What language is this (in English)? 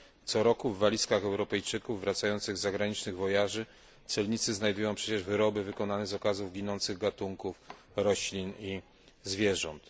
Polish